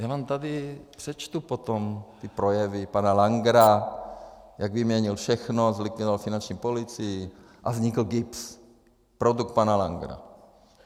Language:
Czech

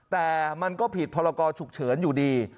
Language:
Thai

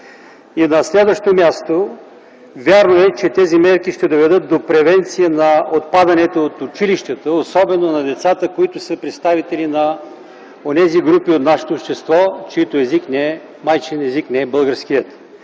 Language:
Bulgarian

